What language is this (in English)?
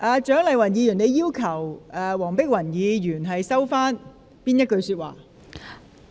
Cantonese